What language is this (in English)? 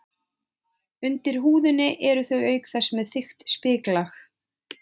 Icelandic